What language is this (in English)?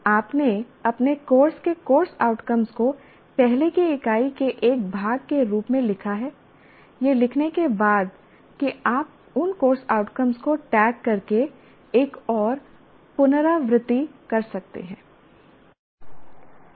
Hindi